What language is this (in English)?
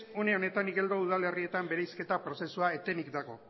Basque